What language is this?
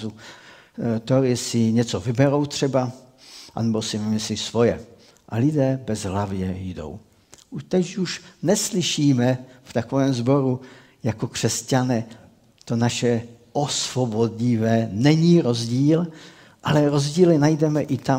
Czech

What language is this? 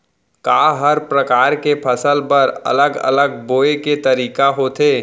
Chhattisgarhi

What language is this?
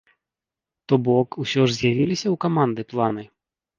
Belarusian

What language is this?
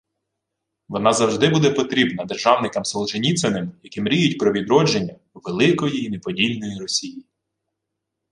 Ukrainian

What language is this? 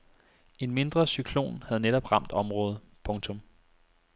Danish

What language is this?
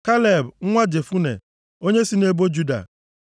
Igbo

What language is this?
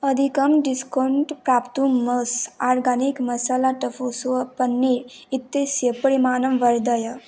Sanskrit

